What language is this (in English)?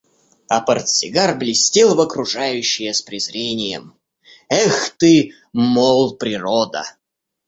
Russian